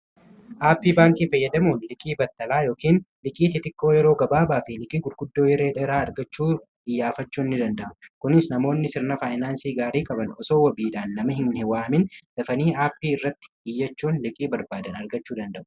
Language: Oromo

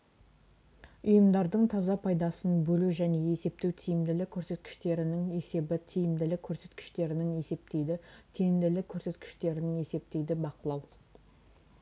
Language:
Kazakh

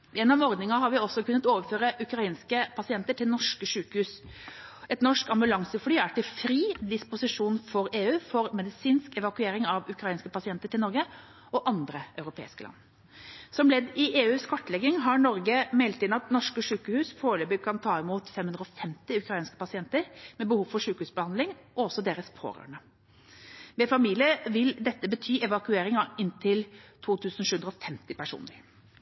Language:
Norwegian Bokmål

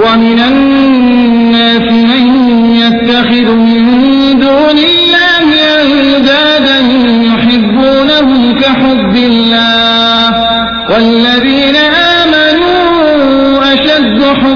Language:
Urdu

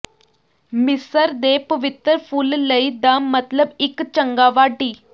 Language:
Punjabi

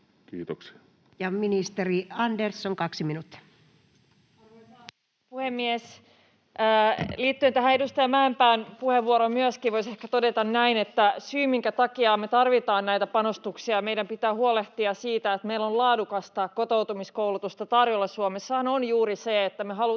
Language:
Finnish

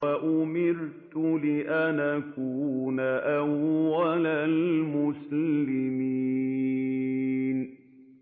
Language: Arabic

